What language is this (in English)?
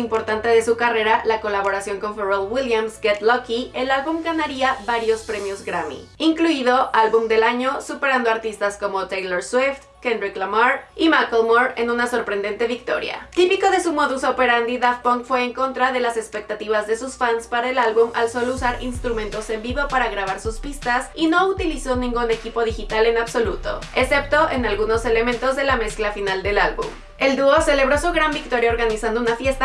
Spanish